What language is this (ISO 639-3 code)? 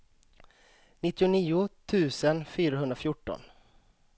swe